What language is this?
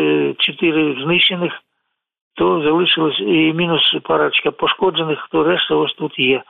Ukrainian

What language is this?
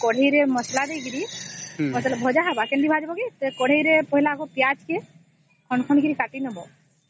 Odia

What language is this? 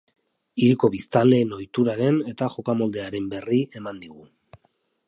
Basque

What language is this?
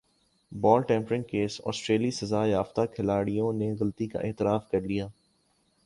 Urdu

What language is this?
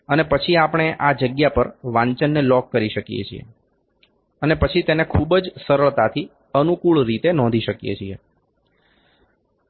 Gujarati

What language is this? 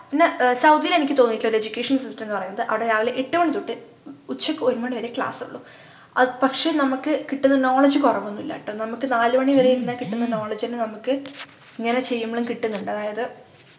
Malayalam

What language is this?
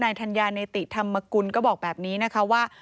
Thai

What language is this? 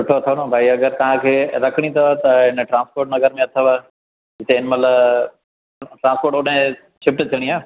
Sindhi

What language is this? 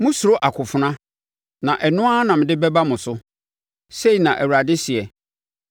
Akan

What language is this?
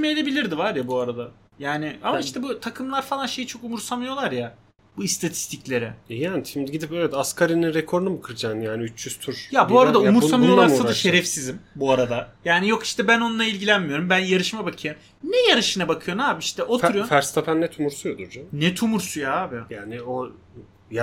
Turkish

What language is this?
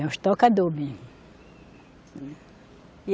Portuguese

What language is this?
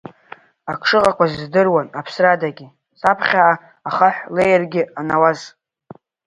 Abkhazian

